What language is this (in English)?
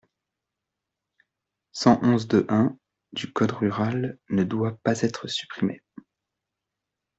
French